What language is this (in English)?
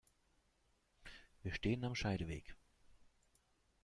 German